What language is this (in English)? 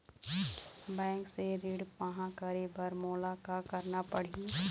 Chhattisgarhi